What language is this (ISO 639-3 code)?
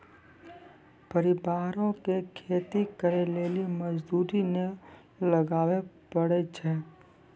mai